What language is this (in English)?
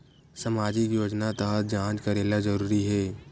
Chhattisgarhi